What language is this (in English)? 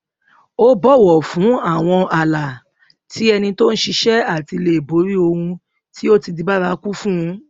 Yoruba